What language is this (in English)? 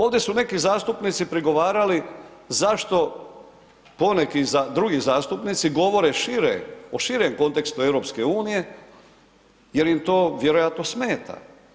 Croatian